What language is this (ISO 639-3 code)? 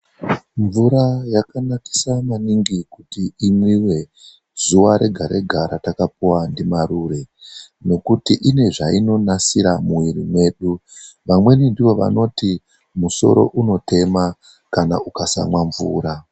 ndc